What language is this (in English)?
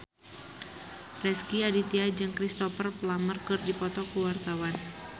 Sundanese